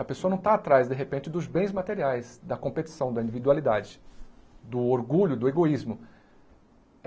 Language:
Portuguese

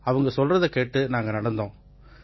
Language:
Tamil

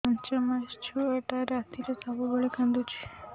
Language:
Odia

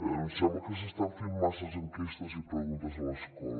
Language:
Catalan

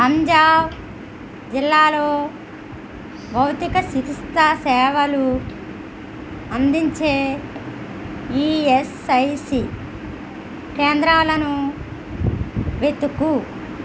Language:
Telugu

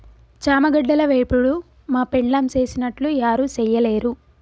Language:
Telugu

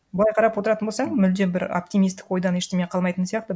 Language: Kazakh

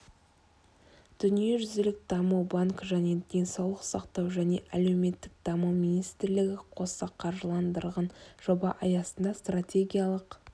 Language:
Kazakh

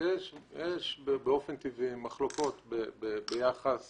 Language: Hebrew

